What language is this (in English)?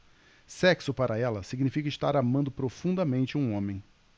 Portuguese